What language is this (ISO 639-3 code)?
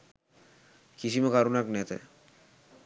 sin